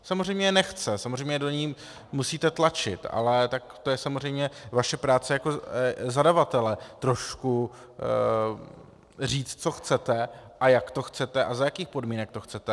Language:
Czech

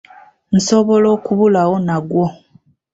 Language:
Ganda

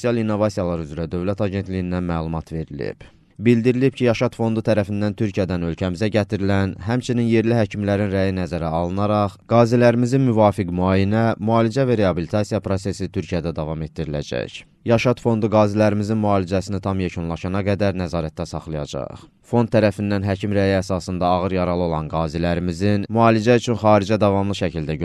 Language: Turkish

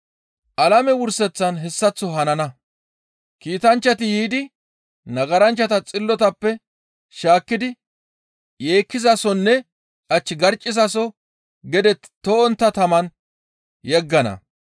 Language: Gamo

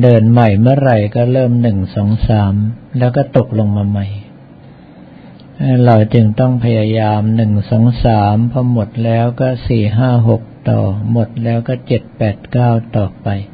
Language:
Thai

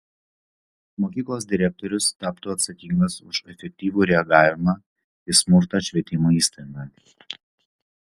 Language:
Lithuanian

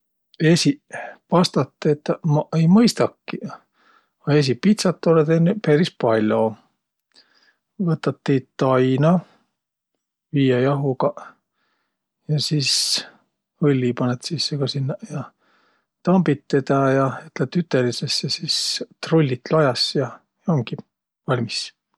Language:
Võro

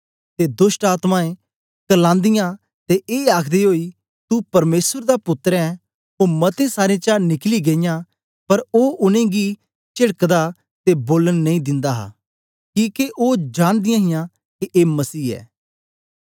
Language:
Dogri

